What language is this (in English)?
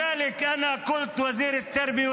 Hebrew